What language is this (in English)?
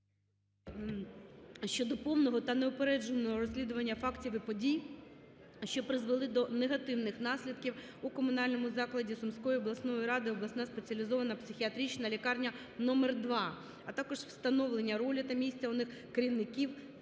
Ukrainian